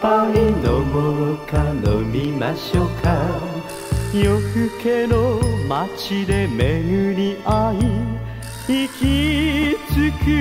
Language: Japanese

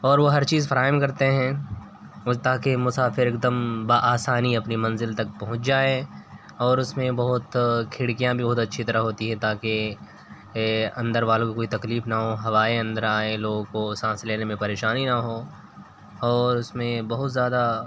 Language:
Urdu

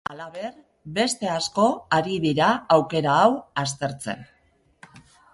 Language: Basque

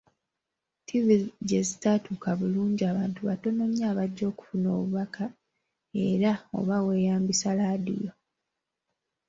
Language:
Ganda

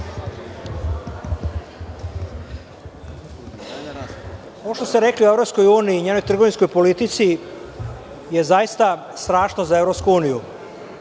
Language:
Serbian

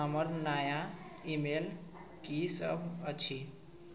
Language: Maithili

